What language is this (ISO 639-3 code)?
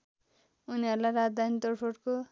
nep